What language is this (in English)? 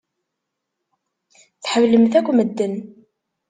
Kabyle